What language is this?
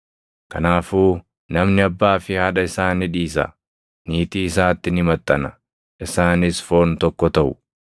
Oromo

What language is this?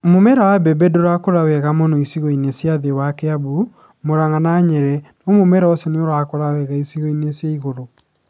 Kikuyu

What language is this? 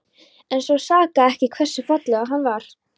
Icelandic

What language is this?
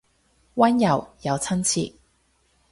Cantonese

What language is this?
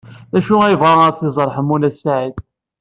Kabyle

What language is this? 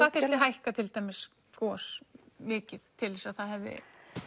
Icelandic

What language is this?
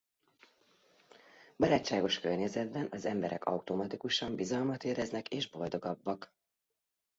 Hungarian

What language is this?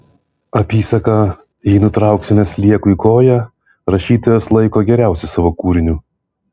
Lithuanian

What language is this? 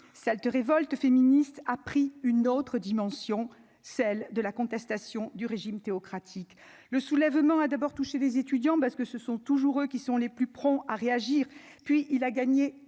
French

